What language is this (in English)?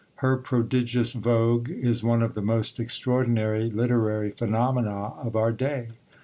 English